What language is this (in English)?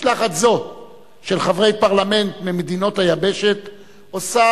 Hebrew